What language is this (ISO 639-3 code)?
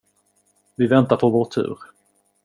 swe